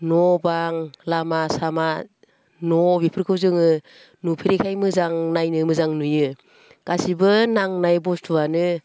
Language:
Bodo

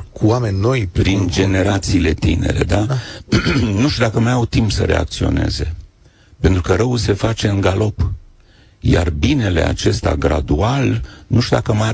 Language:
Romanian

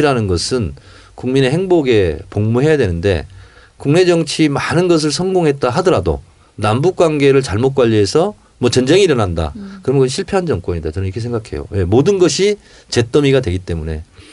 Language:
Korean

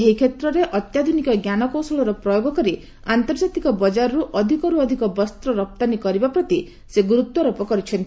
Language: Odia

